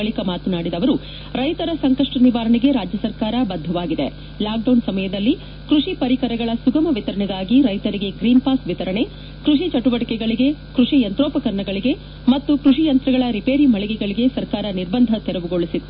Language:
Kannada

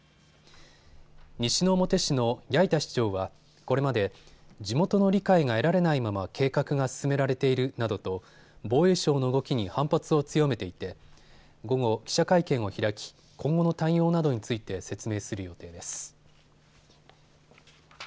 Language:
Japanese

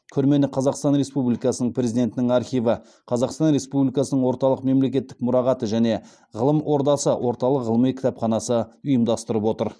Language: Kazakh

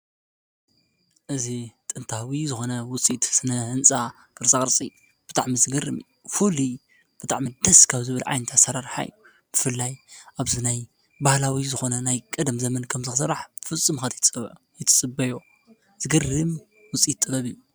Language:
Tigrinya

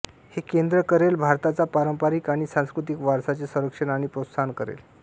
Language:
Marathi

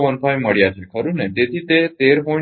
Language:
Gujarati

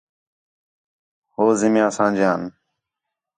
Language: Khetrani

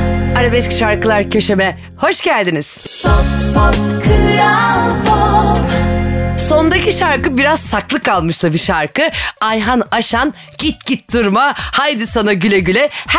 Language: Turkish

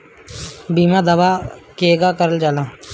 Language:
Bhojpuri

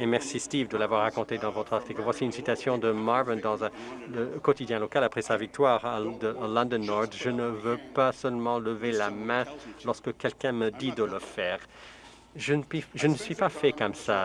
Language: French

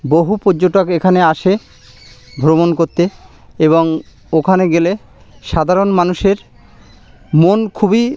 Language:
Bangla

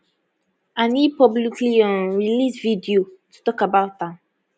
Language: Nigerian Pidgin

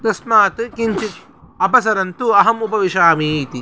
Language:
Sanskrit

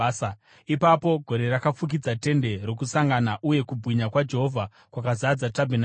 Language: Shona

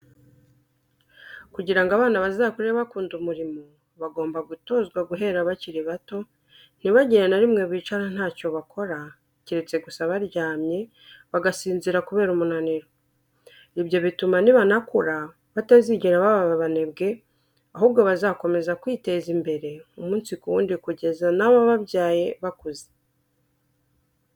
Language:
Kinyarwanda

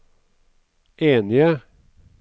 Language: Norwegian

